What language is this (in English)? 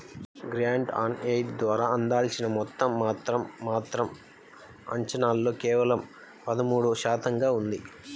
Telugu